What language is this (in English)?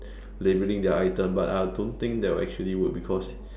English